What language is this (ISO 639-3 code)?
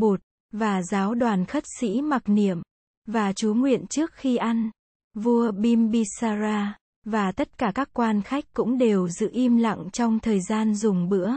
vie